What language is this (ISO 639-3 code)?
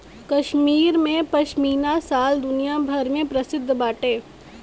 bho